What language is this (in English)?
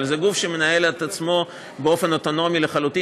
Hebrew